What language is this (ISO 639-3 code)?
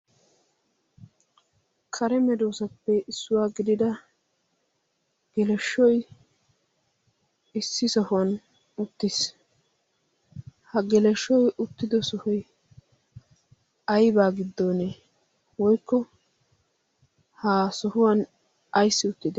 wal